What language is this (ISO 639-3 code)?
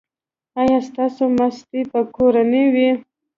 pus